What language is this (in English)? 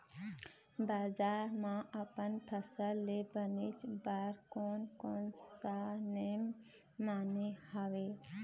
Chhattisgarhi